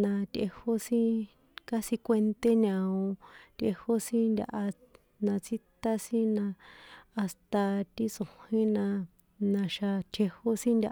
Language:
San Juan Atzingo Popoloca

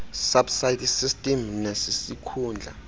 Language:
Xhosa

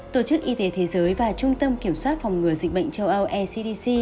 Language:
Vietnamese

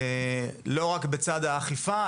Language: Hebrew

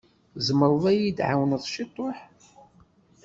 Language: Kabyle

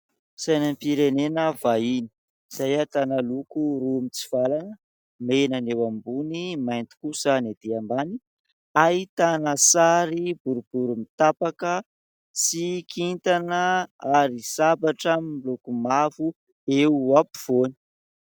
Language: Malagasy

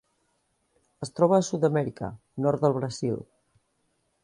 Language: Catalan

